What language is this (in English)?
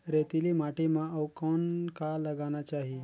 Chhattisgarhi